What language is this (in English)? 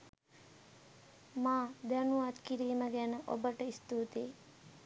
Sinhala